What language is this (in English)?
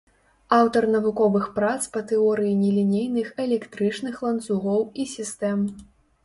Belarusian